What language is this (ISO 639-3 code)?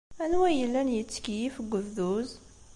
kab